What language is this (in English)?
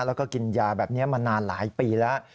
Thai